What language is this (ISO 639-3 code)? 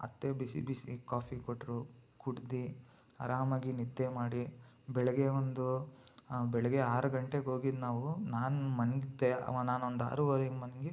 kan